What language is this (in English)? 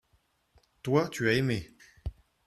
French